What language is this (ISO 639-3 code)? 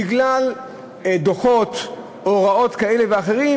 heb